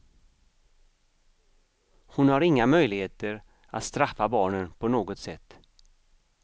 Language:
Swedish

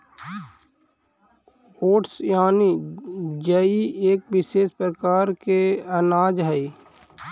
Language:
Magahi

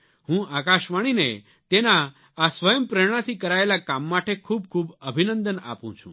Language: Gujarati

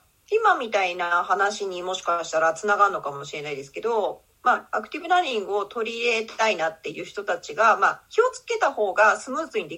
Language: Japanese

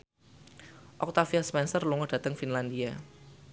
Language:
Javanese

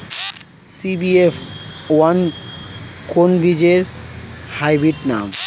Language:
Bangla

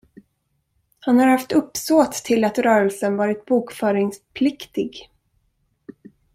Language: Swedish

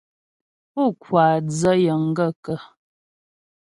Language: Ghomala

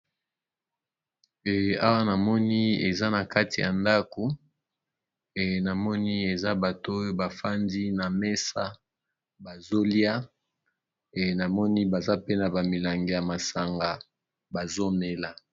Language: Lingala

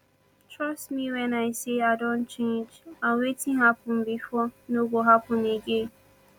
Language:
Nigerian Pidgin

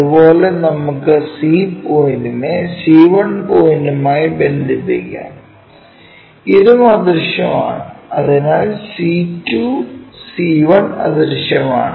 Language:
Malayalam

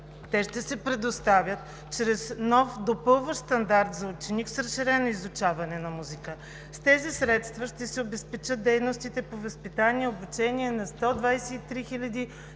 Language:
Bulgarian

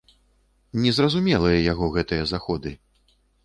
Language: Belarusian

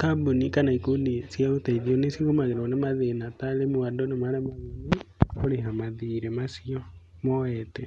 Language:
Kikuyu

